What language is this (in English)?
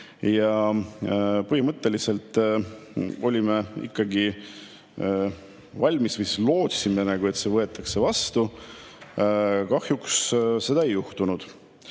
Estonian